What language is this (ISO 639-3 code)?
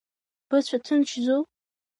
abk